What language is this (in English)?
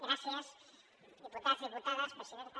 Catalan